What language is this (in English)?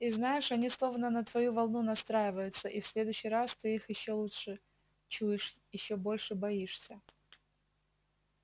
Russian